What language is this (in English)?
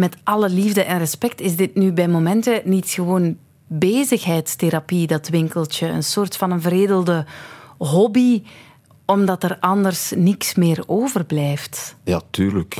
Dutch